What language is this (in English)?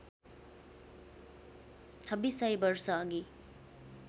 Nepali